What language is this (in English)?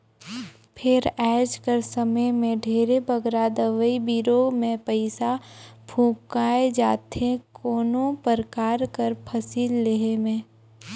Chhattisgarhi